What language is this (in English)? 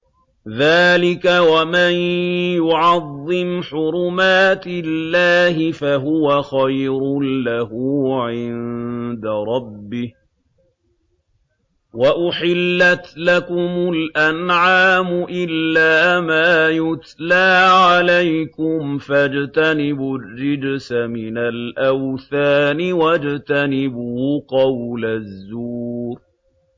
Arabic